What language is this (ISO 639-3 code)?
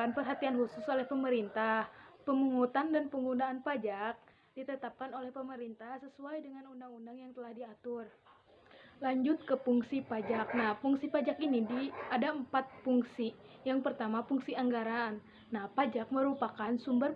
ind